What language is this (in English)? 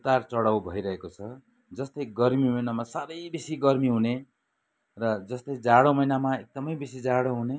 Nepali